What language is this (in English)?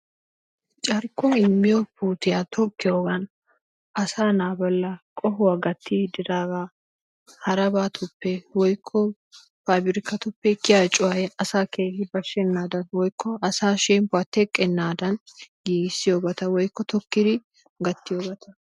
Wolaytta